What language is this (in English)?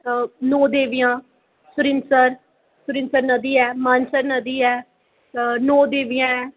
Dogri